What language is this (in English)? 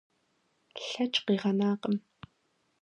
Kabardian